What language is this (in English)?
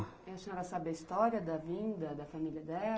Portuguese